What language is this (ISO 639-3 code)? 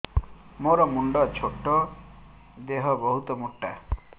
ori